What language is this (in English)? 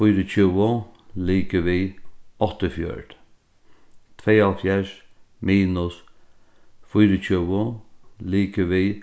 Faroese